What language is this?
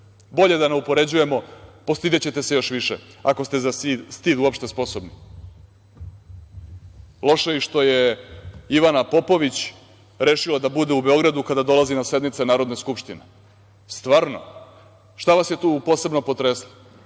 Serbian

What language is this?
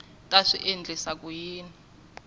Tsonga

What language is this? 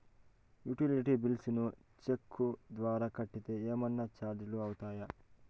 Telugu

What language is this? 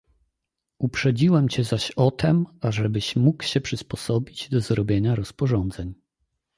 Polish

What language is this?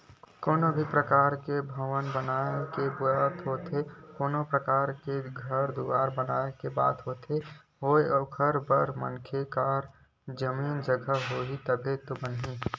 Chhattisgarhi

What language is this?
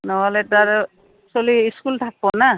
Assamese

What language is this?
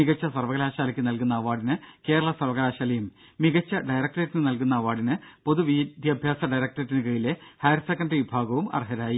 Malayalam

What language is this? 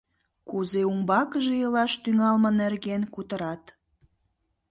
Mari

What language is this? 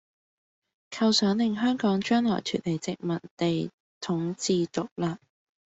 Cantonese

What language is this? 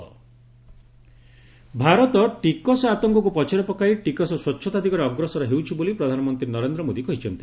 Odia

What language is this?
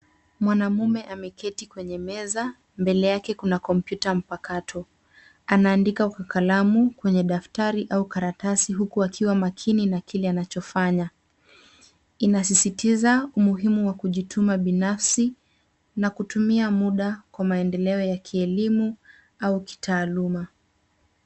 Swahili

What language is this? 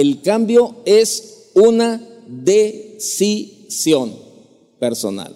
Spanish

